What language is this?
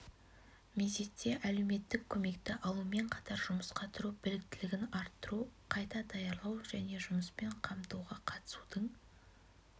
Kazakh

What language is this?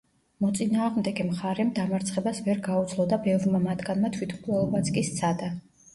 Georgian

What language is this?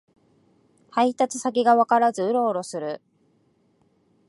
Japanese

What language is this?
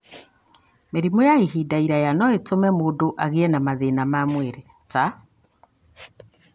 Kikuyu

